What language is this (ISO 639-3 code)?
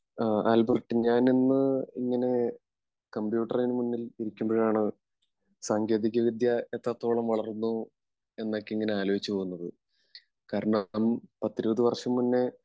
mal